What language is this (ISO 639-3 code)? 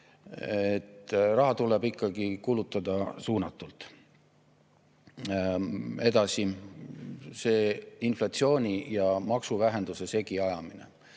est